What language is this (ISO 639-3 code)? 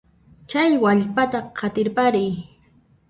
qxp